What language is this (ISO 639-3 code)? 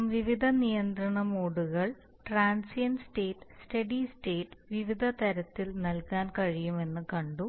mal